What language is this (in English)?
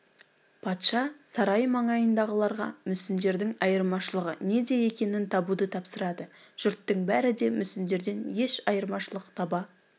Kazakh